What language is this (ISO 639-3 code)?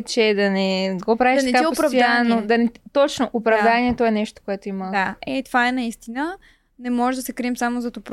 bul